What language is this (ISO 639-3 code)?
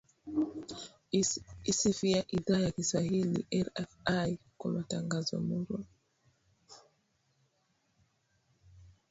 swa